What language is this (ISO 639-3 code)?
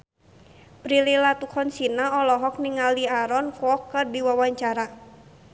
sun